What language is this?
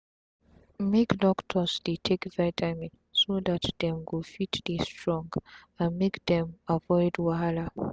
Nigerian Pidgin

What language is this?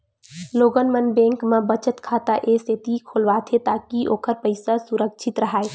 Chhattisgarhi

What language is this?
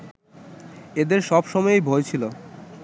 Bangla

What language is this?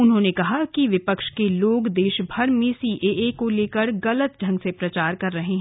Hindi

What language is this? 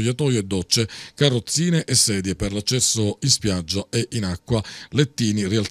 Italian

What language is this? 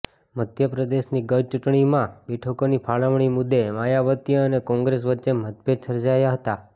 Gujarati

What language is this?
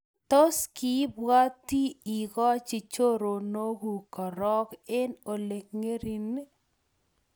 Kalenjin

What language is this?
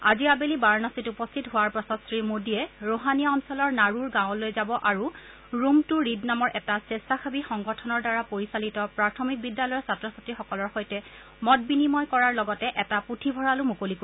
Assamese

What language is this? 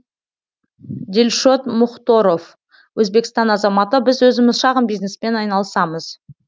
Kazakh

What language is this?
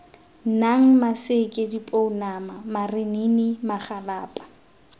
Tswana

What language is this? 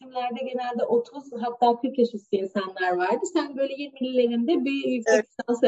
Turkish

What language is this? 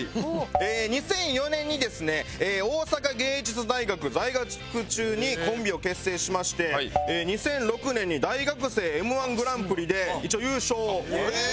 Japanese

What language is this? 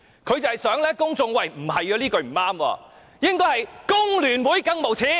Cantonese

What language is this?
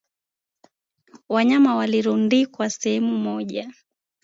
Swahili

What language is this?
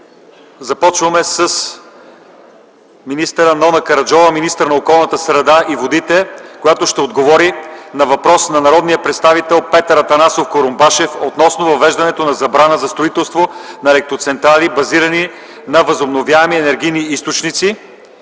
Bulgarian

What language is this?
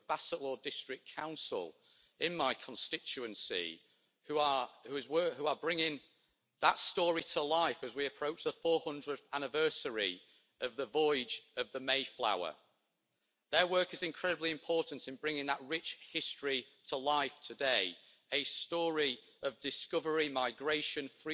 English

